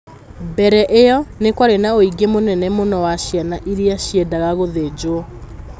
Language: Kikuyu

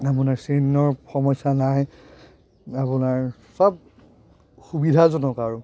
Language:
Assamese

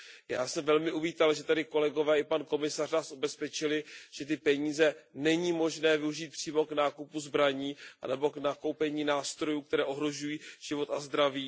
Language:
Czech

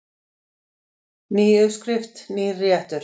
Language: Icelandic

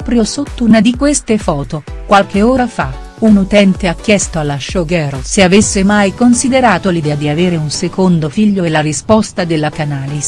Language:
Italian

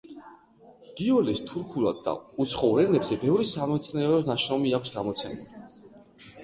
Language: Georgian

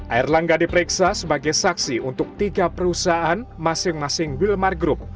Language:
Indonesian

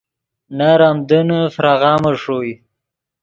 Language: Yidgha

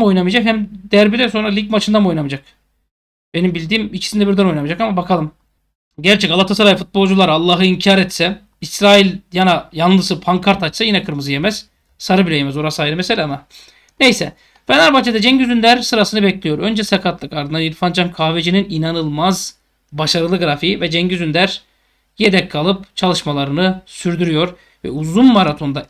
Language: Turkish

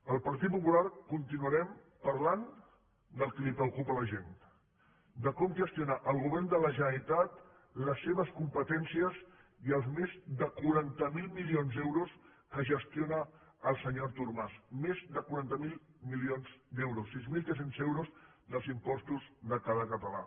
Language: Catalan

